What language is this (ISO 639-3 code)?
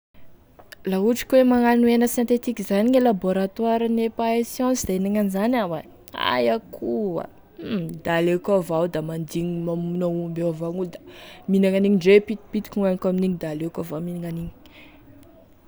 tkg